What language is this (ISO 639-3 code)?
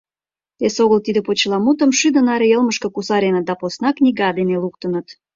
chm